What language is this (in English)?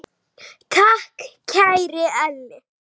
Icelandic